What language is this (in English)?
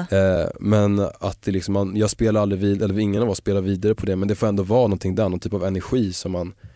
Swedish